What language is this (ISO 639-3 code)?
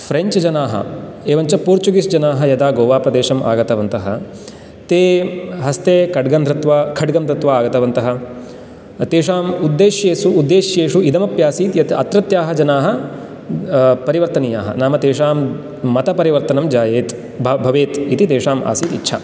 san